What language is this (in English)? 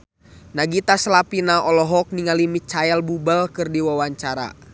Sundanese